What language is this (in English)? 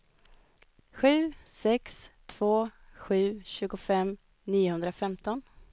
Swedish